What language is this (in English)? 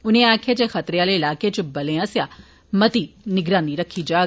Dogri